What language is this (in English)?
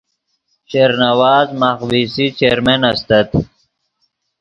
Yidgha